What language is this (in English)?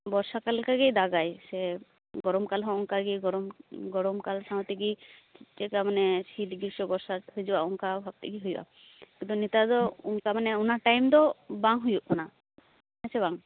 Santali